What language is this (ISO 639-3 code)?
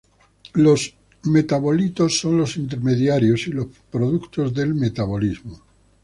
spa